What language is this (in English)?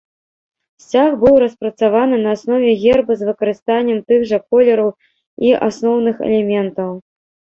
Belarusian